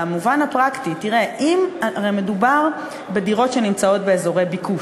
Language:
Hebrew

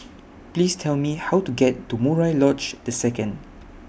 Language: English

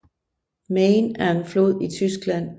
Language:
Danish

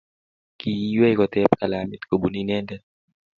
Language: Kalenjin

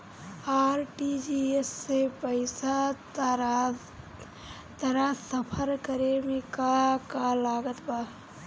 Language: Bhojpuri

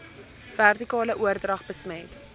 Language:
Afrikaans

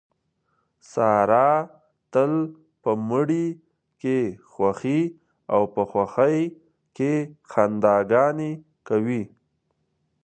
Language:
Pashto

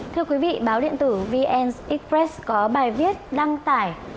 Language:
Vietnamese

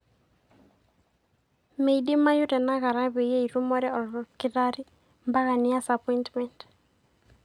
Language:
Masai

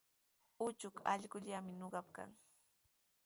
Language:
Sihuas Ancash Quechua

